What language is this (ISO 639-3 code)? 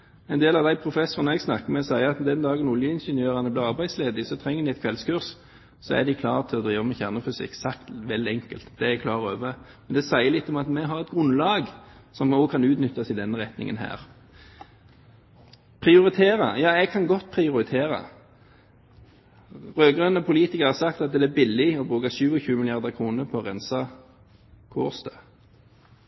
nob